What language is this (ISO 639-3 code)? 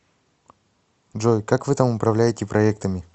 rus